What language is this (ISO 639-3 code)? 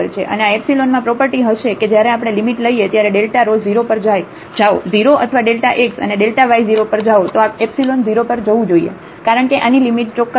guj